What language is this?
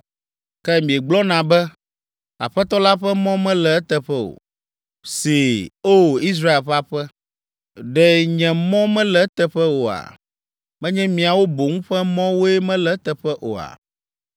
Ewe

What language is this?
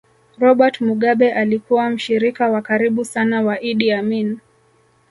Swahili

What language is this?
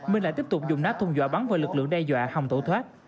Vietnamese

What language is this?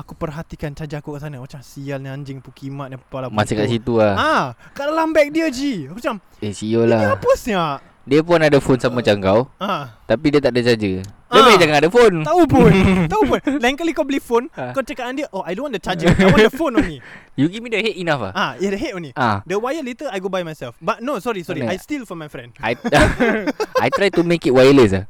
Malay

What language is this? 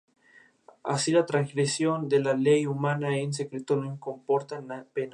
Spanish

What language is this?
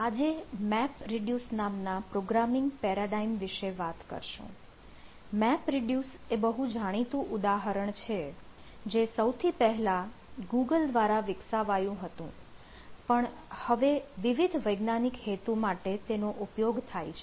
Gujarati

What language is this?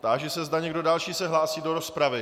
Czech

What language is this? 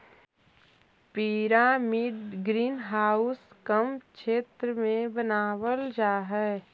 Magahi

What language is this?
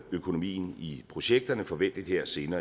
Danish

